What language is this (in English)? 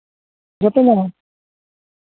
Santali